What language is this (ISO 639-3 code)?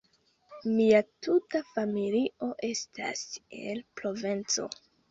epo